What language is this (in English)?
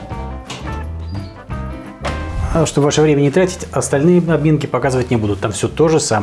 Russian